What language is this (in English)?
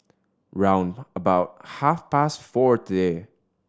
English